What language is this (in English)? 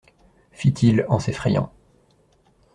French